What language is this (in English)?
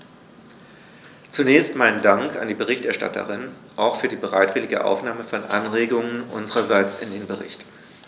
German